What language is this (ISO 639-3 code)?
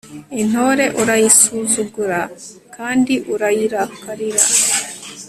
kin